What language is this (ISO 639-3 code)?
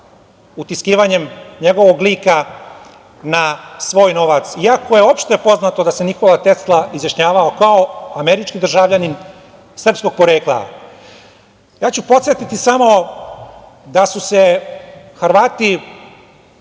srp